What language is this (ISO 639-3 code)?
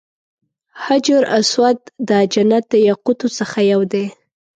pus